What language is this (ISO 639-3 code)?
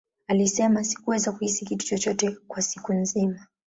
swa